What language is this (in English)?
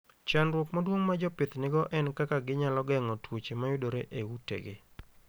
Luo (Kenya and Tanzania)